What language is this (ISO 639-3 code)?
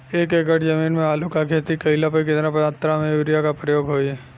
bho